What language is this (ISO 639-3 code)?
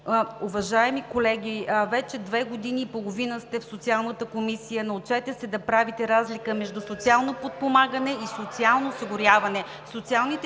bul